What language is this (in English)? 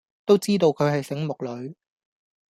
Cantonese